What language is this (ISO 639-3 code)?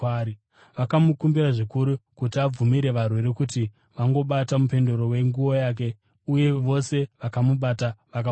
sna